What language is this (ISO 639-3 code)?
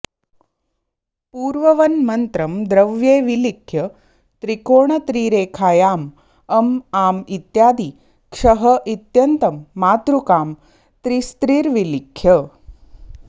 san